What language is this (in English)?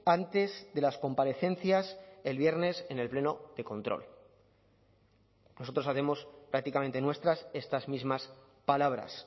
Spanish